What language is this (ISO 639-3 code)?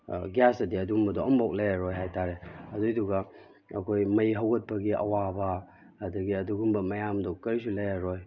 mni